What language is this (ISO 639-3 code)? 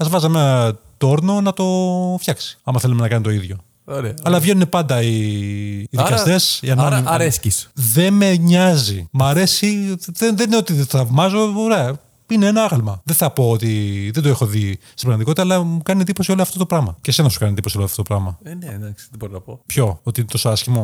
ell